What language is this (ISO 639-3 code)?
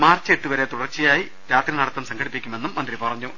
mal